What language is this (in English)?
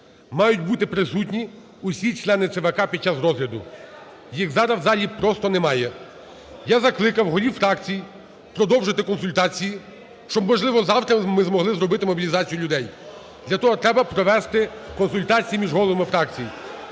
Ukrainian